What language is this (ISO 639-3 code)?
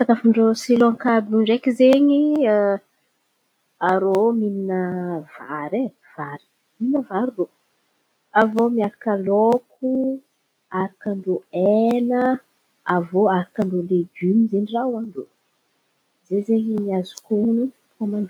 xmv